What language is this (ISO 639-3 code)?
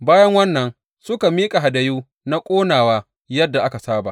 hau